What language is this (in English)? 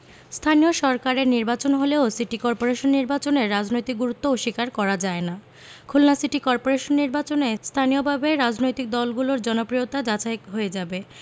Bangla